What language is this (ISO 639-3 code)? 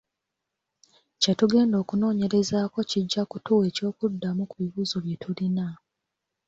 lug